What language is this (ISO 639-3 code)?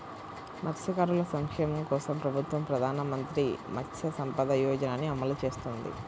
tel